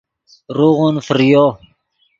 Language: Yidgha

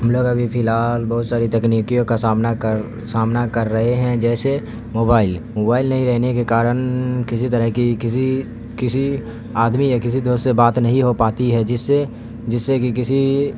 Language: Urdu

